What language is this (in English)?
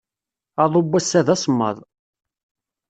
Kabyle